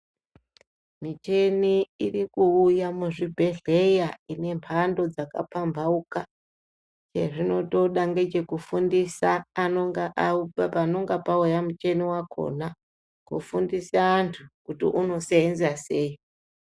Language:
Ndau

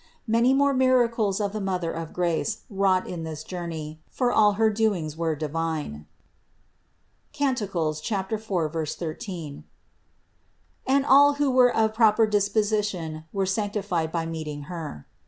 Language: English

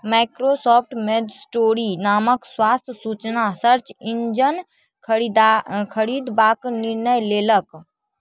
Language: Maithili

